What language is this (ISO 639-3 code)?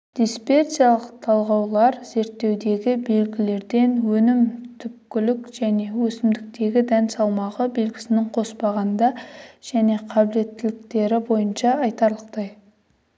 kaz